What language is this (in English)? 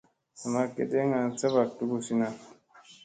Musey